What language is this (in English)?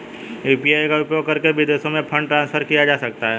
Hindi